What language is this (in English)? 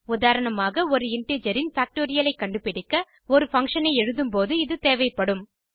Tamil